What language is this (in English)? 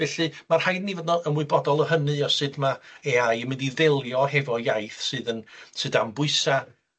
Welsh